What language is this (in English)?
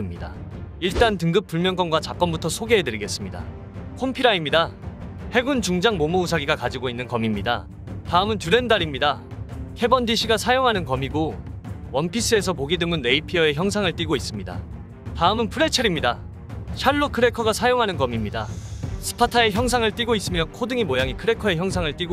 Korean